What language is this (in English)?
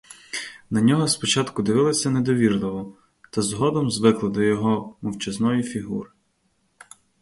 Ukrainian